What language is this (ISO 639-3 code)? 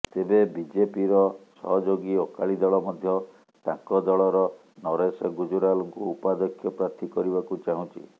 ori